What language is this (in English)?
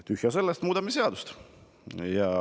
Estonian